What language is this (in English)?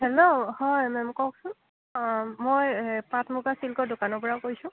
Assamese